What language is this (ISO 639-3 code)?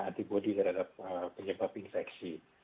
ind